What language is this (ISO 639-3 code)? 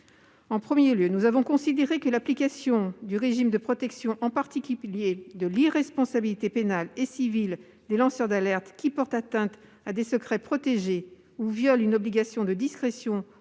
fra